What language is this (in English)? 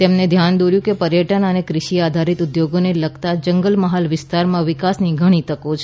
Gujarati